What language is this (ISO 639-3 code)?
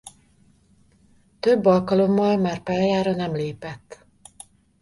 hun